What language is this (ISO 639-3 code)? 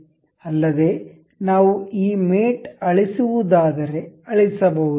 kan